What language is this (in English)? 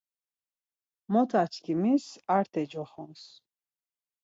Laz